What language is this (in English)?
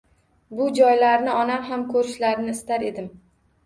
Uzbek